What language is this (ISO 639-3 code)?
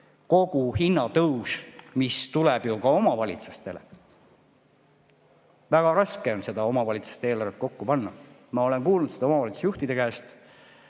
est